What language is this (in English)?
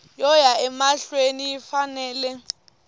Tsonga